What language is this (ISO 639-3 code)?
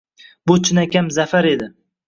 uzb